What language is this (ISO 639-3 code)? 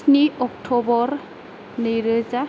brx